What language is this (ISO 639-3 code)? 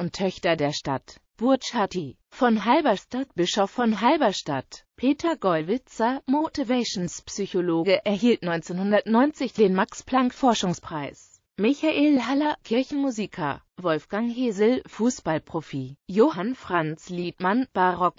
deu